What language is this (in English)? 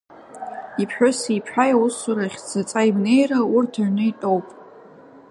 Abkhazian